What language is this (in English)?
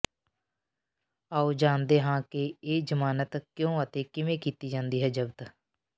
Punjabi